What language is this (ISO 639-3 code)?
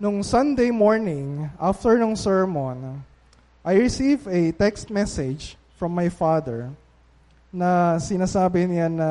fil